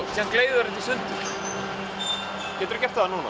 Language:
Icelandic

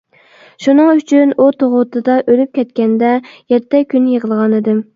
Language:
Uyghur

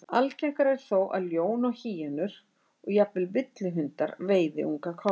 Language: Icelandic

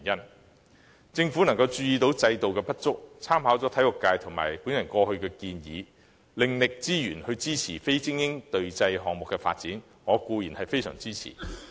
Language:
Cantonese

